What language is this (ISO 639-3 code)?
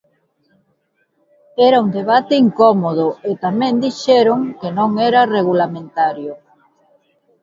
glg